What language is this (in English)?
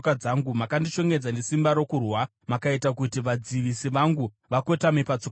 Shona